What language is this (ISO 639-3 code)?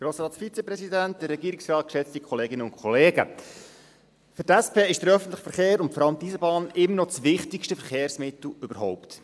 gsw